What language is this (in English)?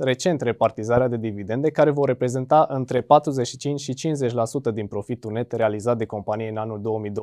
Romanian